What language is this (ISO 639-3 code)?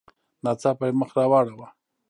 pus